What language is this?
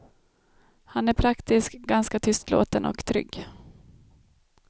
Swedish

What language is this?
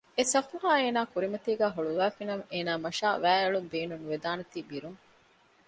Divehi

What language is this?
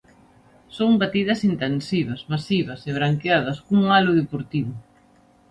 Galician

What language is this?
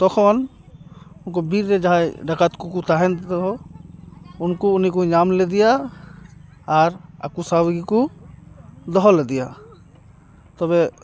Santali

